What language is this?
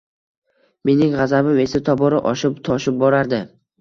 Uzbek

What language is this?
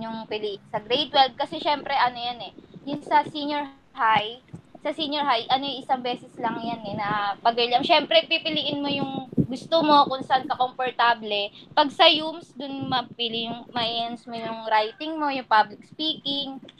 Filipino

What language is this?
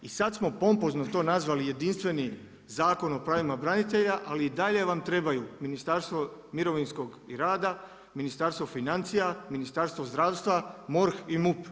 Croatian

